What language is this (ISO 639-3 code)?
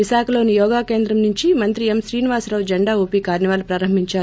tel